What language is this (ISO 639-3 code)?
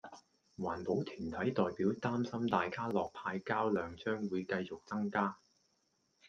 yue